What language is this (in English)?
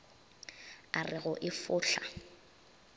Northern Sotho